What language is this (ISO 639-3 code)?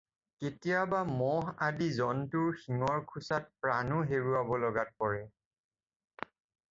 asm